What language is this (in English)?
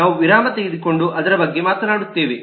Kannada